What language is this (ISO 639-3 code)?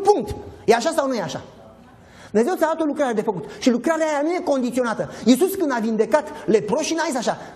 ron